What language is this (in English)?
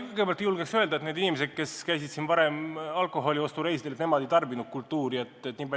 Estonian